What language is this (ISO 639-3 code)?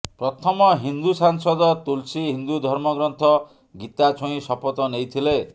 ori